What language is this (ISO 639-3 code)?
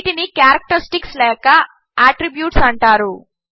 tel